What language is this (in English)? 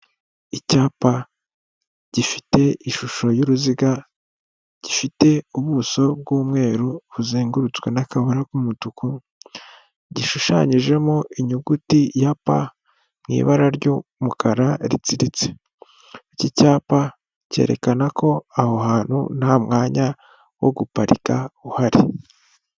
Kinyarwanda